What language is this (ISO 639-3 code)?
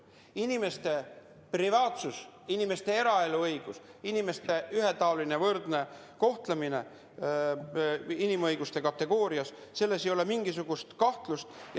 est